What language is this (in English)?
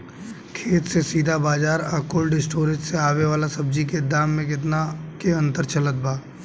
Bhojpuri